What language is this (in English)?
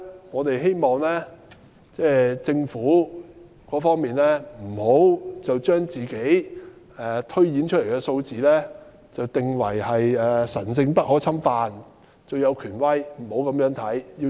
Cantonese